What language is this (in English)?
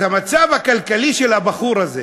Hebrew